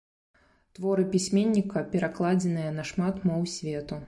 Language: Belarusian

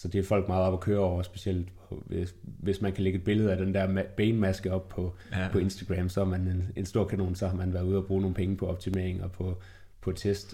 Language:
Danish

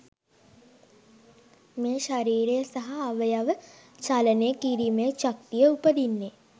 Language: Sinhala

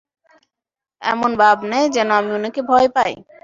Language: Bangla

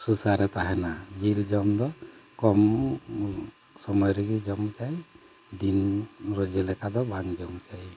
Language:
Santali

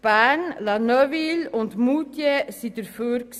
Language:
Swiss German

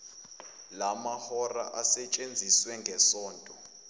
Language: Zulu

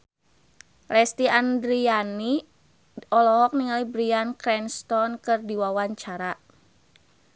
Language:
Sundanese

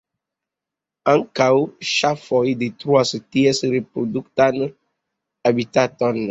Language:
Esperanto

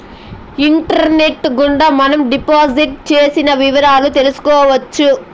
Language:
Telugu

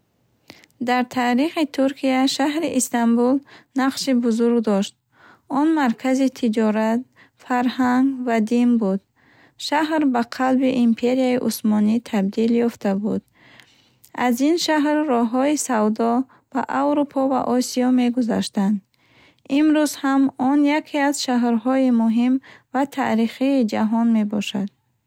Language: Bukharic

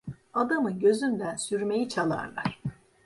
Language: Turkish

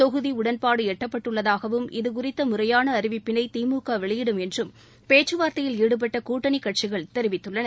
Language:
Tamil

